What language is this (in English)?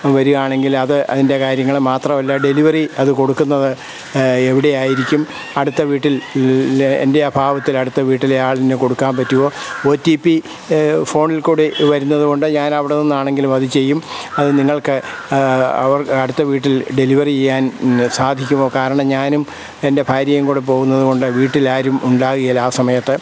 Malayalam